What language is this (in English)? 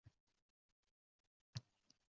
Uzbek